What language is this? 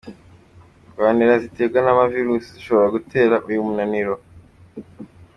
Kinyarwanda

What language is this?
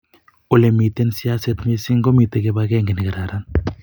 Kalenjin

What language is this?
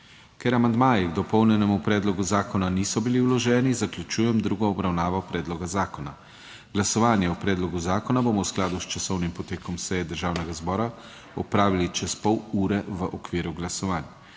Slovenian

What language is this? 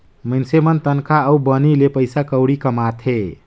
Chhattisgarhi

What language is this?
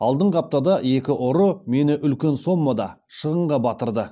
Kazakh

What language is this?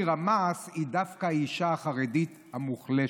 Hebrew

